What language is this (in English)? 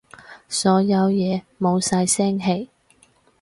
Cantonese